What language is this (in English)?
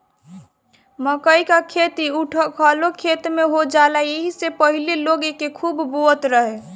Bhojpuri